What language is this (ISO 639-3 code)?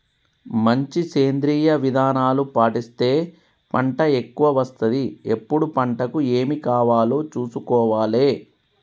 tel